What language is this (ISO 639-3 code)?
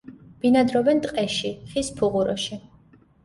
kat